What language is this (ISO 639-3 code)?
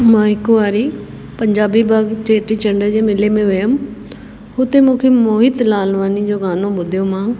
snd